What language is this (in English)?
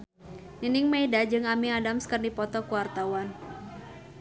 Sundanese